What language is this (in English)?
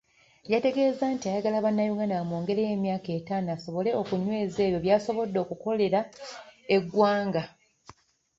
Ganda